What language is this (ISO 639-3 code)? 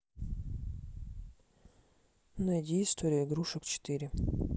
rus